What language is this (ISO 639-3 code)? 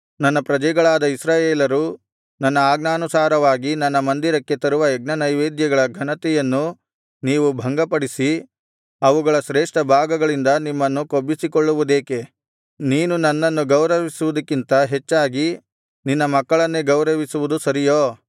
kan